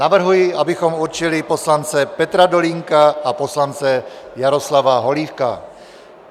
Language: Czech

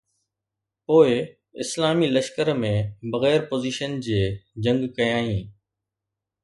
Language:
Sindhi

